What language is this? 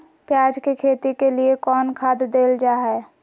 Magahi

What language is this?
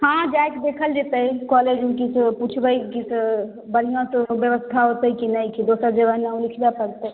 Maithili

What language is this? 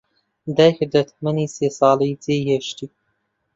Central Kurdish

